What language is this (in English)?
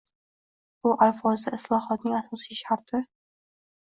Uzbek